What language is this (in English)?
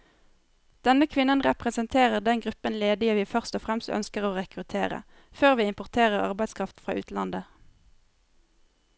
Norwegian